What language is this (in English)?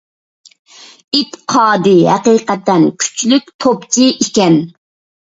Uyghur